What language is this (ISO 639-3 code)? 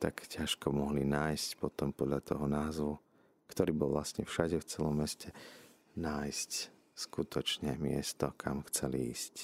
slk